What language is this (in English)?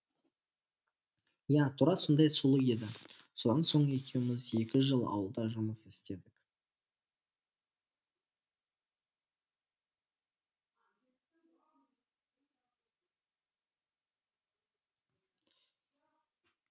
Kazakh